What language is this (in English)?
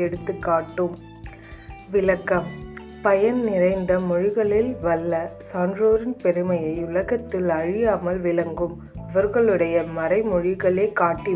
Tamil